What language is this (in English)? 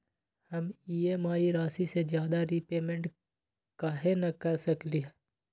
Magahi